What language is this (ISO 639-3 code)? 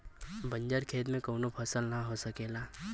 bho